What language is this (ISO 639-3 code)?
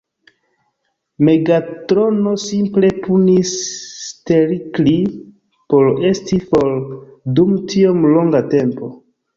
epo